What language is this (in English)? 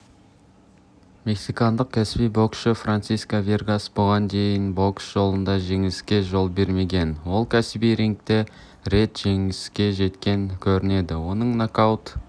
Kazakh